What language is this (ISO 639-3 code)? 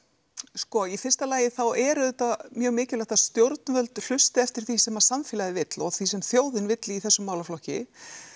isl